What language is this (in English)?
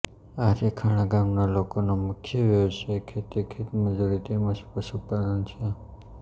Gujarati